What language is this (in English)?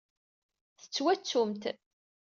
Kabyle